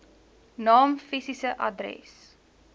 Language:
Afrikaans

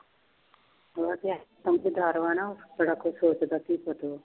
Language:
Punjabi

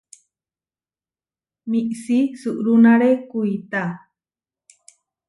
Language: Huarijio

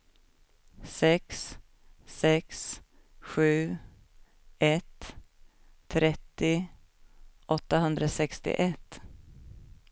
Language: Swedish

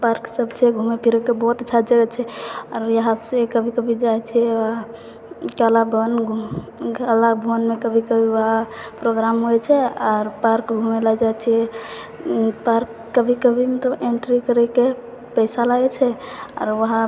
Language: Maithili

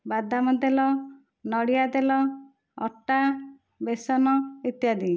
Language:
Odia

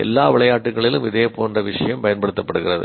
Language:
Tamil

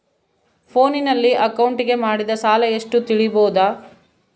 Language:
Kannada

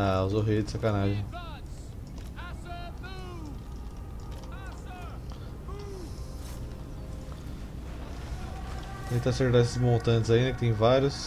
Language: Portuguese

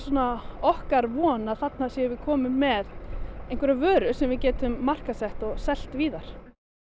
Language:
Icelandic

